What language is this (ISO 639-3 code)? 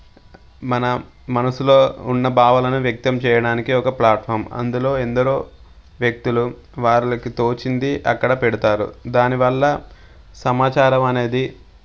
tel